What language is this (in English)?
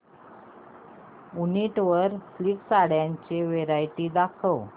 Marathi